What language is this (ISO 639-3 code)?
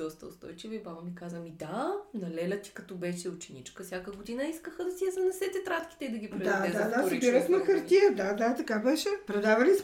bul